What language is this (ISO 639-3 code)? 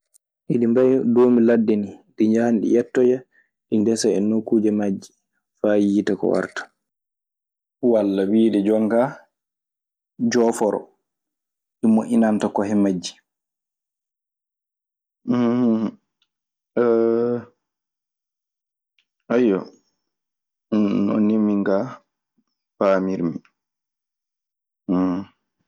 ffm